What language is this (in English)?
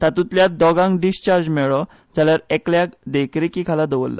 Konkani